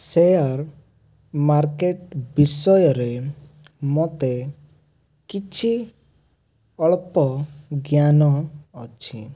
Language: Odia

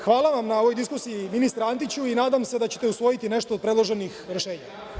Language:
Serbian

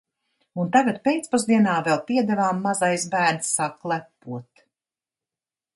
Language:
Latvian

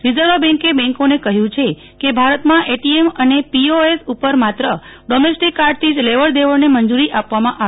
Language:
Gujarati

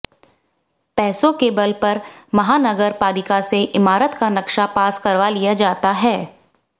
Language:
Hindi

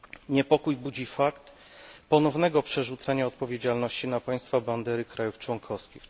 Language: Polish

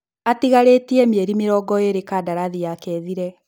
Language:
Kikuyu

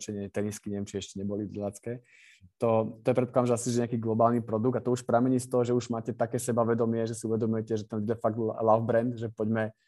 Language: Slovak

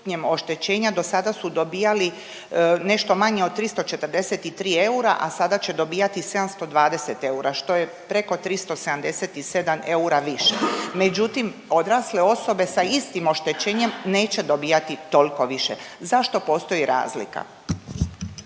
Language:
Croatian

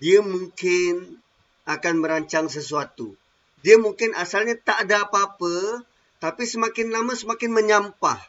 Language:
Malay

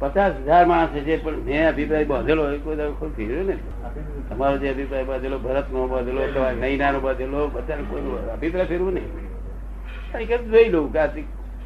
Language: Gujarati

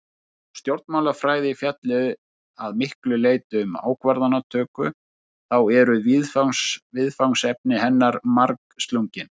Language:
Icelandic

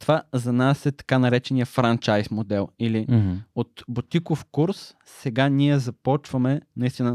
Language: Bulgarian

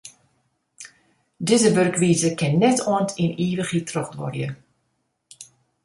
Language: Western Frisian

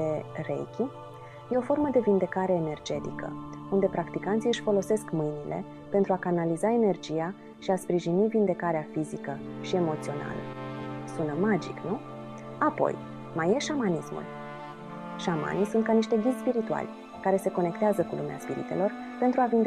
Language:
Romanian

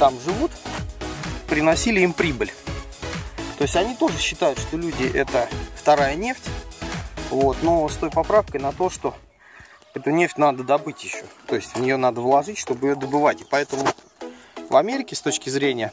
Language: Russian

